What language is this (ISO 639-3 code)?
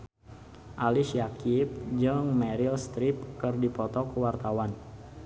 sun